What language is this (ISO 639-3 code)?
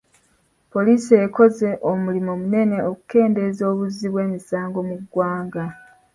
lug